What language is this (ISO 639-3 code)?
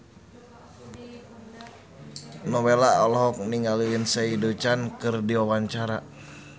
sun